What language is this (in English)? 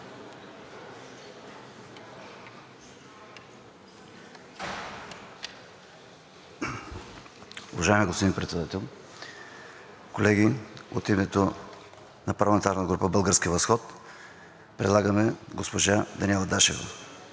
Bulgarian